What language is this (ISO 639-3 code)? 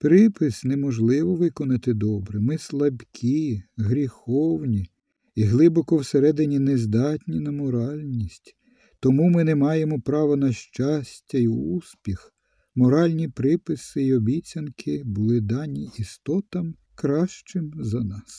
ukr